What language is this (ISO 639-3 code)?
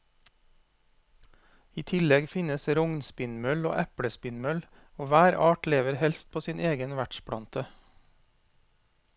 nor